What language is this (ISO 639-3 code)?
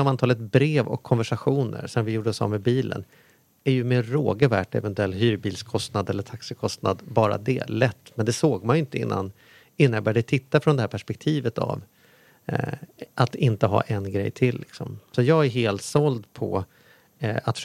swe